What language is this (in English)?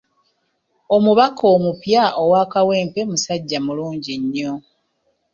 Ganda